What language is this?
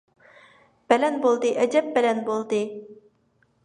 Uyghur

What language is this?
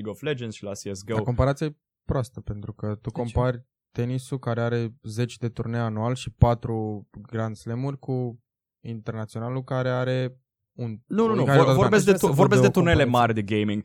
Romanian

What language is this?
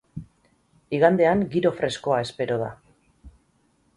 Basque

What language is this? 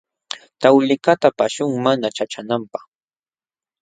Jauja Wanca Quechua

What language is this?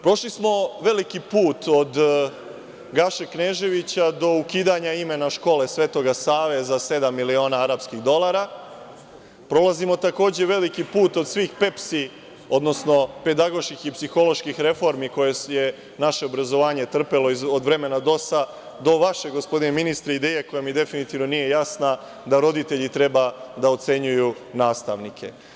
Serbian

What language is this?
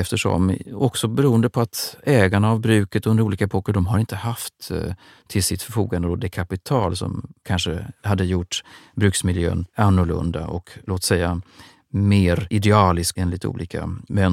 Swedish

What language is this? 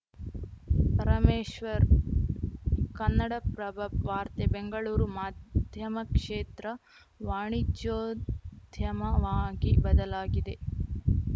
Kannada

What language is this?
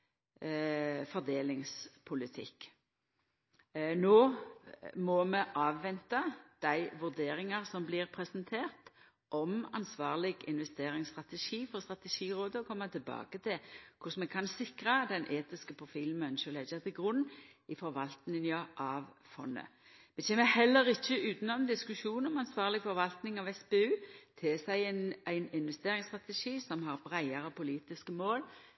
Norwegian Nynorsk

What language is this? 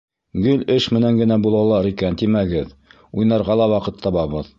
Bashkir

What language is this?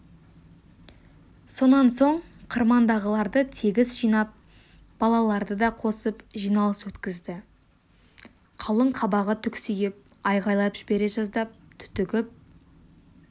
Kazakh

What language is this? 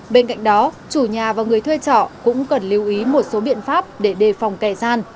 Vietnamese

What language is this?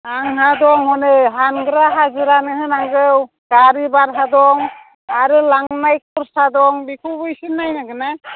Bodo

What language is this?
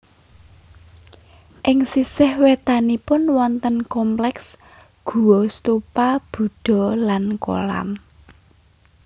Javanese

